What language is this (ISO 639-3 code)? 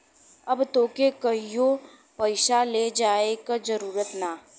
bho